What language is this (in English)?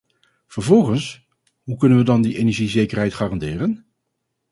Dutch